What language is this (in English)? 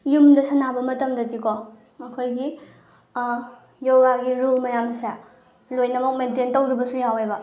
Manipuri